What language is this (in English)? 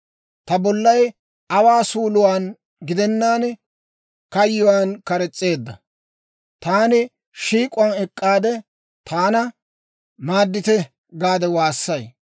Dawro